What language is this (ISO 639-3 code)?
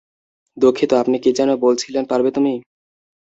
ben